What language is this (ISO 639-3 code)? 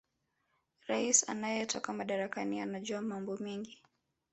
swa